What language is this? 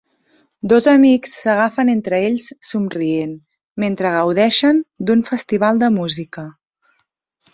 Catalan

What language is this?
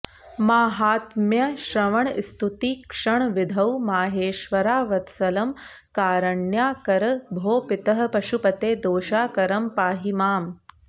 Sanskrit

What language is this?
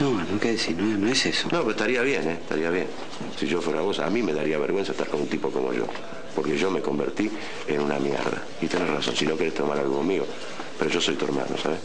Spanish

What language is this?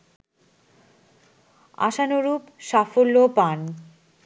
Bangla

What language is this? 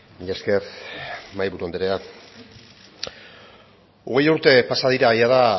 Basque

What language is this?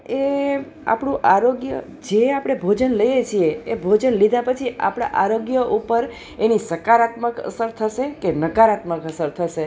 Gujarati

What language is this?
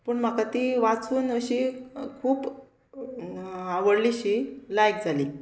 Konkani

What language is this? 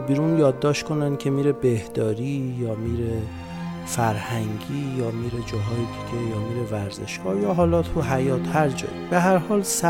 Persian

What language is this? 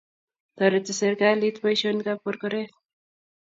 Kalenjin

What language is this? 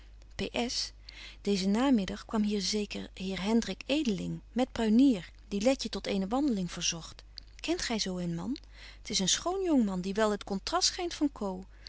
Dutch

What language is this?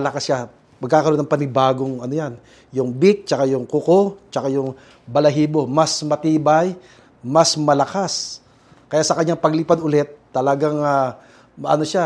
Filipino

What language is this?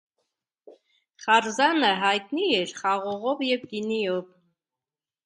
Armenian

